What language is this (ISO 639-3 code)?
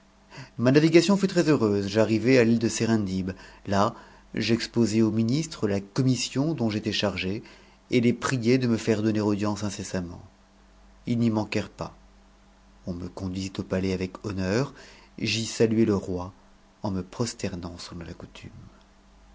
fra